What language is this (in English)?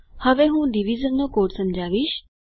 Gujarati